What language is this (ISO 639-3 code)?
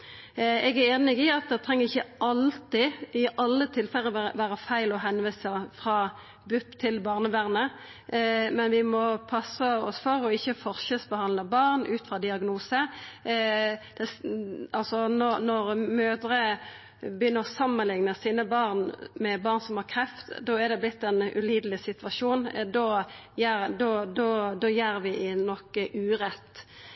nno